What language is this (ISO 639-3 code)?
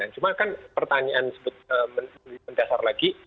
ind